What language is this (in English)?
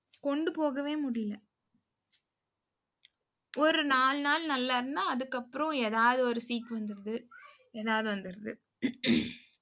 Tamil